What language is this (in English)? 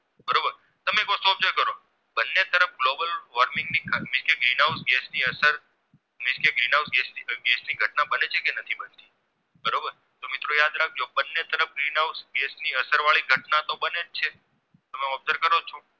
Gujarati